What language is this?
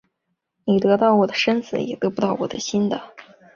Chinese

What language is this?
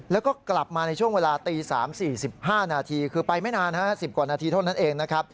Thai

